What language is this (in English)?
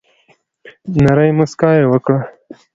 Pashto